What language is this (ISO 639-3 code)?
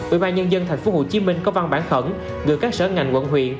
vie